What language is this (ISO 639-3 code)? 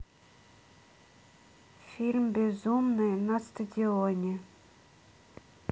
rus